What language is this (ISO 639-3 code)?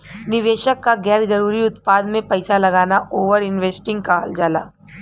bho